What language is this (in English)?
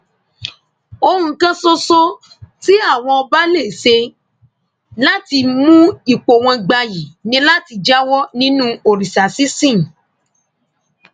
Yoruba